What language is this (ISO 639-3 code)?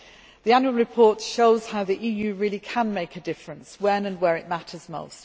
eng